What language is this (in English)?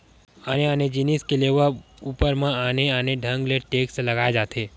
Chhattisgarhi